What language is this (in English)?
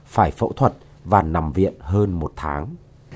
Vietnamese